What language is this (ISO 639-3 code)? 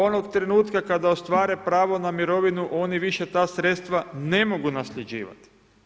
hrv